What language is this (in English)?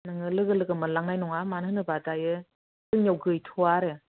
Bodo